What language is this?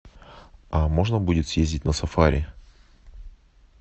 Russian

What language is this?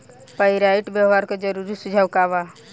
Bhojpuri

